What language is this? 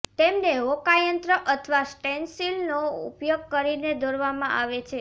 Gujarati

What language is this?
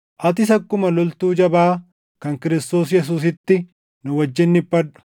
Oromo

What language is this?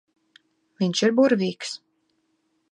Latvian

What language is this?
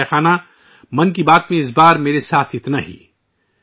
Urdu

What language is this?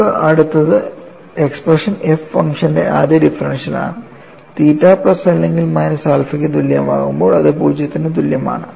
Malayalam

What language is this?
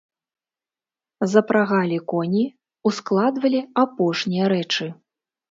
Belarusian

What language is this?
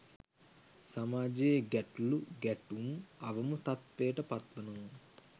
Sinhala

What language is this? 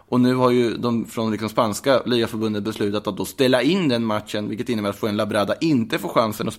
Swedish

